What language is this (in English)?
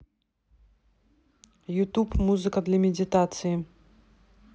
Russian